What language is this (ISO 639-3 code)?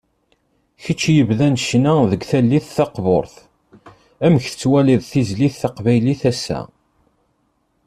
kab